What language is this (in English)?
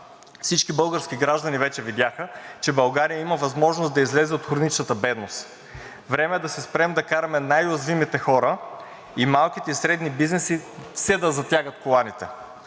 Bulgarian